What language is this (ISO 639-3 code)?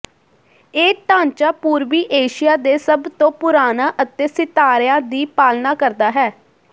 pan